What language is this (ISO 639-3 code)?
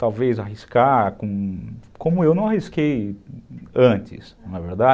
por